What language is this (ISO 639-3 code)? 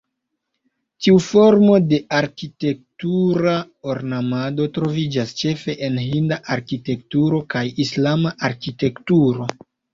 epo